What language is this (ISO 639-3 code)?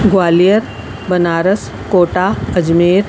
snd